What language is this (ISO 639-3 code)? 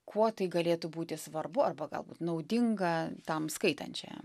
lit